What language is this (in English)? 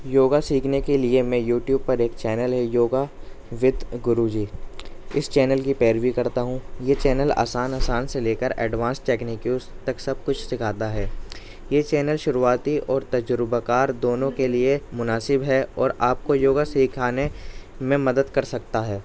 Urdu